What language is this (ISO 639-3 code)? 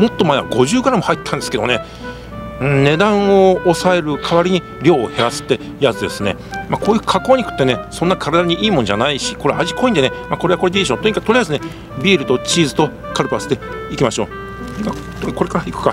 jpn